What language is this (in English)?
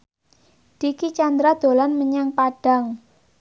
Javanese